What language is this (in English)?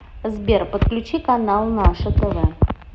Russian